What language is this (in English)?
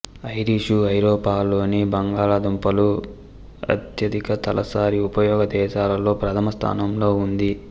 Telugu